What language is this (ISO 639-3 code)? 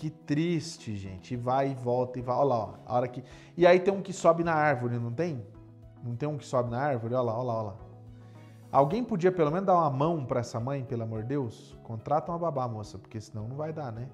por